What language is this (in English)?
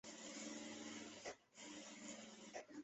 Chinese